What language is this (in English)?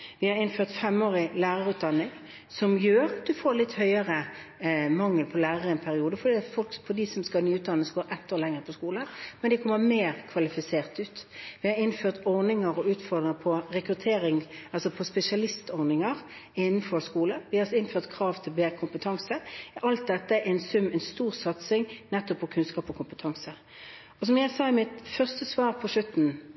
Norwegian Bokmål